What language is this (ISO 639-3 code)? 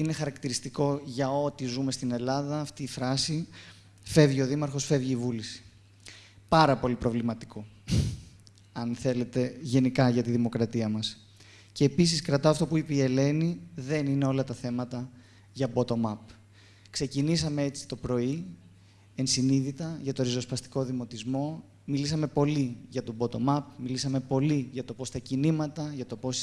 ell